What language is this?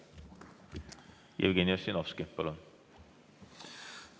Estonian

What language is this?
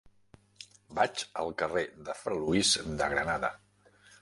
Catalan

